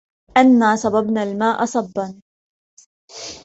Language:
Arabic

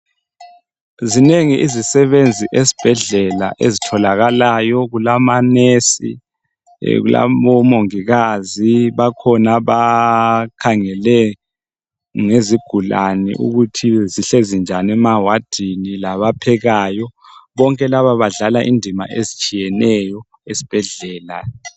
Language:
North Ndebele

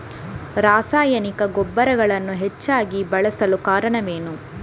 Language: Kannada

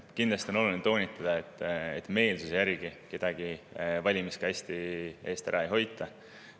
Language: Estonian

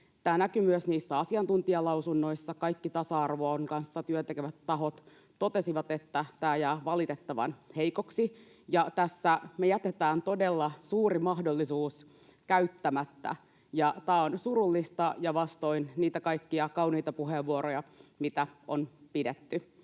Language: Finnish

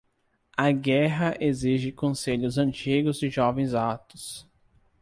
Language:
Portuguese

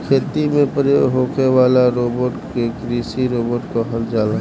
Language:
Bhojpuri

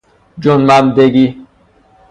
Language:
Persian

